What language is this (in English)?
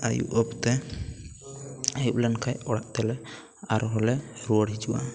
Santali